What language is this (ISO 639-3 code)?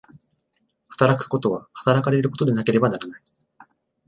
jpn